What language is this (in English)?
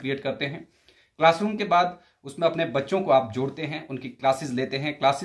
Hindi